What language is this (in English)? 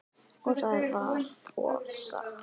Icelandic